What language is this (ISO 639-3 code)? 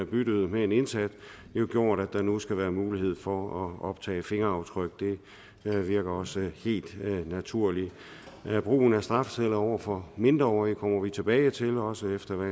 dan